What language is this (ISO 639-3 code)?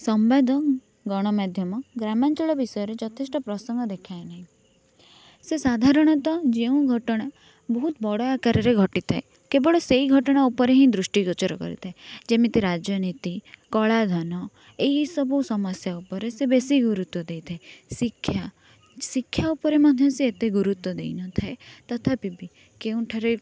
ori